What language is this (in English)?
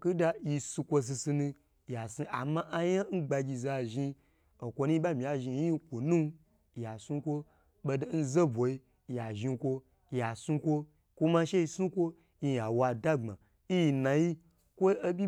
Gbagyi